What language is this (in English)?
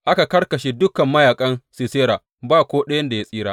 Hausa